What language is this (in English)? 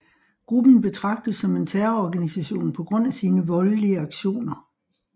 Danish